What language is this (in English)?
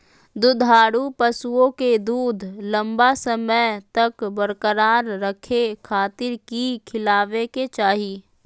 Magahi